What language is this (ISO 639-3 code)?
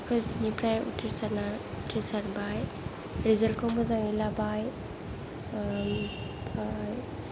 brx